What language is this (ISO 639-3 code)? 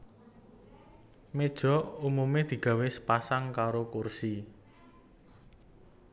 jav